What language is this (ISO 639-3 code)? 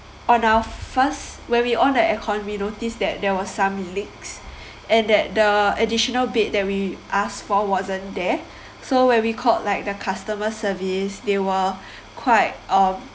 eng